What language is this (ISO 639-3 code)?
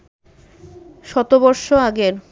ben